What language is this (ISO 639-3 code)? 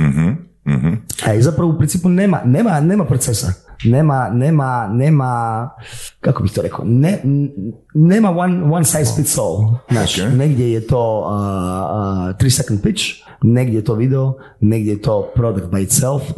hrv